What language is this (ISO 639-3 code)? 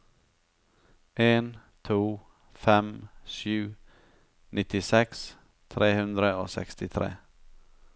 nor